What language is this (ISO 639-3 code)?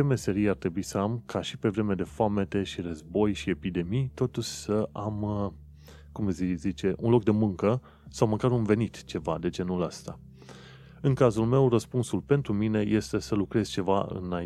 ron